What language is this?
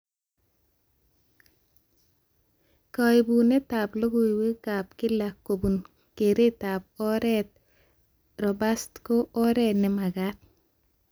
Kalenjin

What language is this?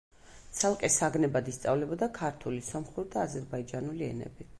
Georgian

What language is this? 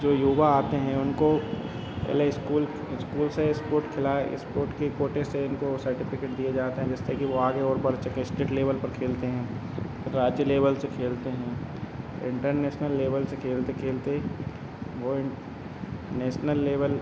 Hindi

